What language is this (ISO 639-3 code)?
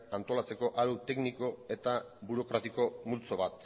eus